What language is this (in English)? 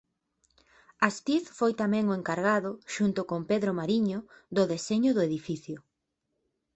Galician